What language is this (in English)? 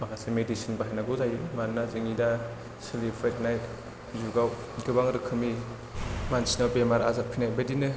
Bodo